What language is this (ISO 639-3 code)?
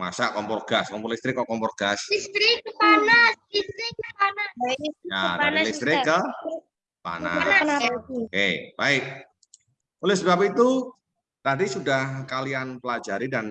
ind